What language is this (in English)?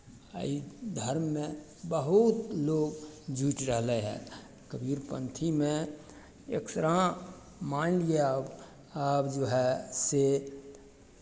Maithili